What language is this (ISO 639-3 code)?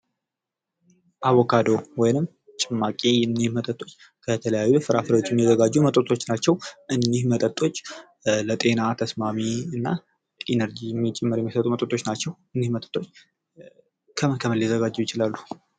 amh